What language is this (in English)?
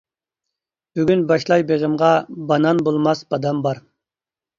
Uyghur